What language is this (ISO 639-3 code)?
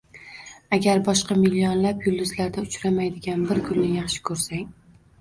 uzb